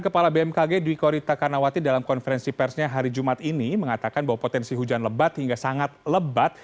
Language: Indonesian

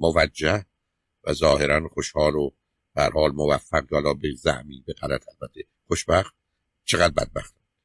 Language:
Persian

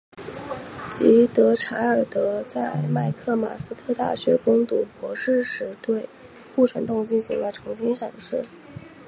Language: Chinese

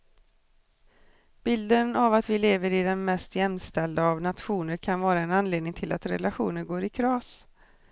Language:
Swedish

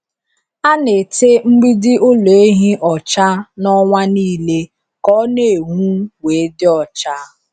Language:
Igbo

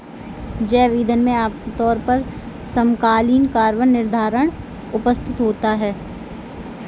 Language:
Hindi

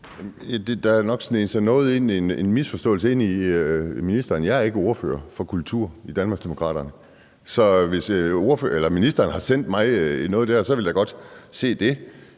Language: Danish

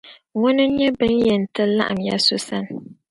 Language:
Dagbani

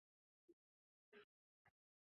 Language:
Uzbek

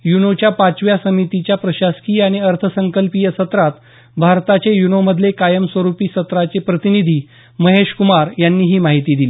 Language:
Marathi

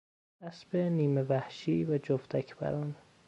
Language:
Persian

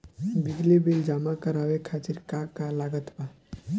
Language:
Bhojpuri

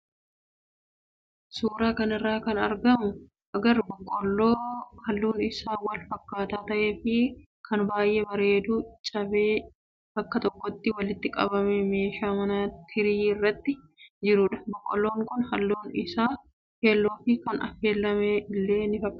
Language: Oromo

